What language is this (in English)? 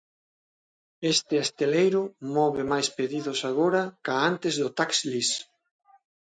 Galician